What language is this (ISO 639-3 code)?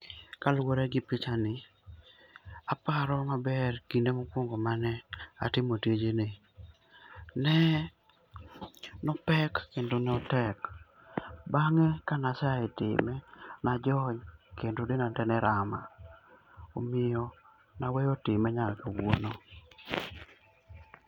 luo